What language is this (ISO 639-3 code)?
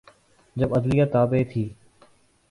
urd